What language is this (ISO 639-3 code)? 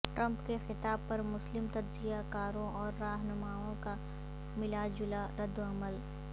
urd